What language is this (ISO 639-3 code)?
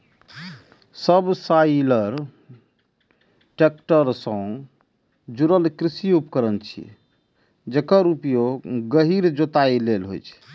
mai